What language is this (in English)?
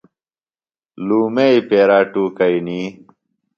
Phalura